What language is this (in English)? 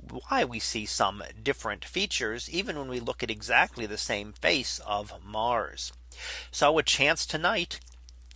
English